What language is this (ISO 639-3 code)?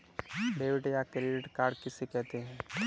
hin